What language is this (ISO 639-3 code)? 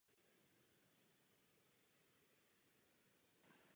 ces